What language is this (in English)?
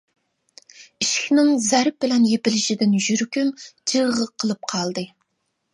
Uyghur